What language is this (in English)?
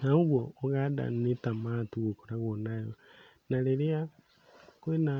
Kikuyu